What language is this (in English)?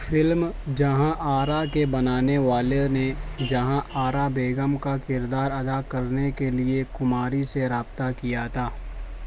Urdu